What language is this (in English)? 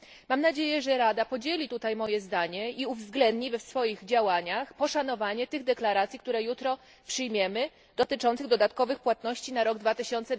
Polish